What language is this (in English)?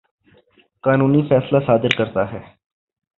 Urdu